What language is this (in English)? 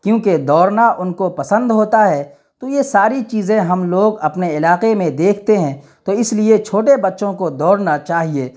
Urdu